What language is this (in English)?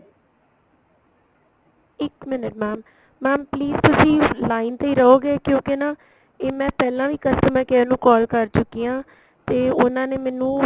Punjabi